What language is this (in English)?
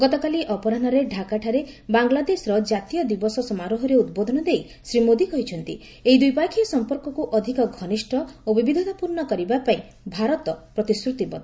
Odia